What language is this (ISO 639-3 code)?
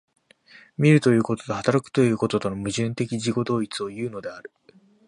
jpn